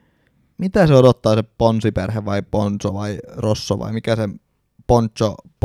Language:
Finnish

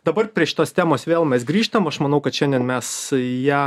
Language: Lithuanian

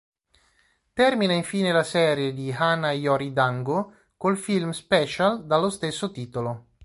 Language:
Italian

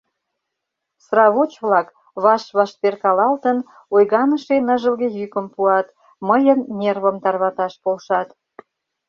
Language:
Mari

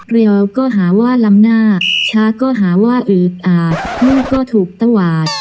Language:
Thai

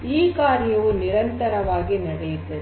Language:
Kannada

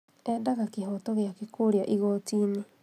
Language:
Kikuyu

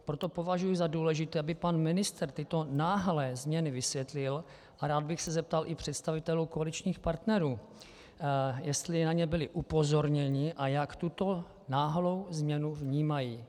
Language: Czech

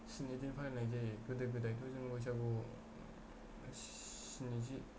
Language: Bodo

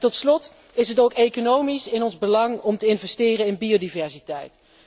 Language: Dutch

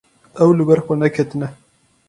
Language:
Kurdish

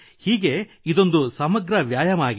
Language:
Kannada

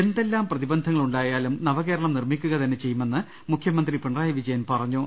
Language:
Malayalam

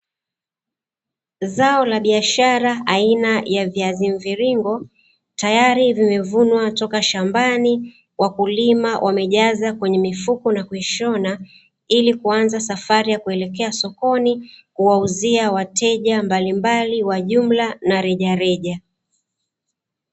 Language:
Swahili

